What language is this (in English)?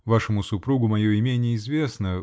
Russian